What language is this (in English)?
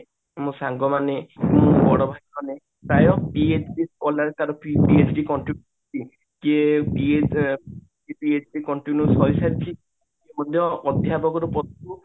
Odia